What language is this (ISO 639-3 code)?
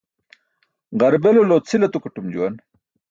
bsk